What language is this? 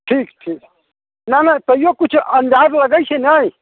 Maithili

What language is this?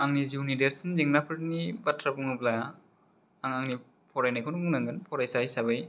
Bodo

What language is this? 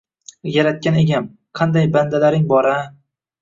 Uzbek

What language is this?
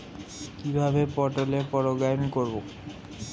Bangla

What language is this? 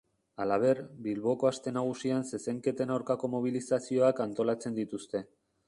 Basque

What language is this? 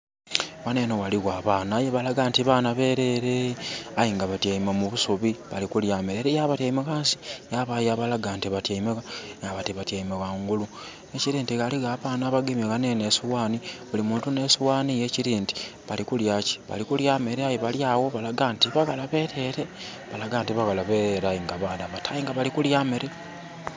Soga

